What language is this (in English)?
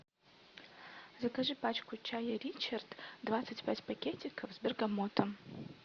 Russian